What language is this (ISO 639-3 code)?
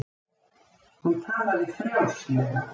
isl